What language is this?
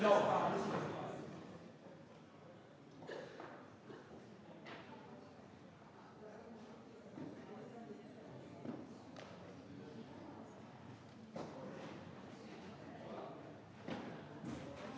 French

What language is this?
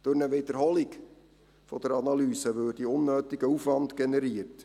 Swiss German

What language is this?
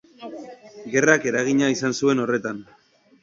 Basque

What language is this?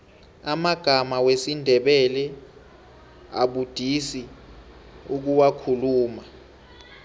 South Ndebele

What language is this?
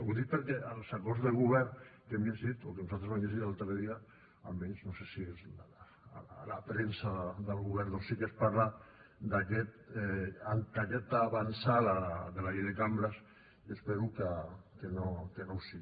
Catalan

